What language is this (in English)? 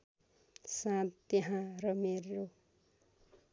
Nepali